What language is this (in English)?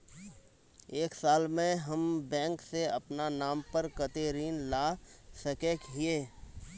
Magahi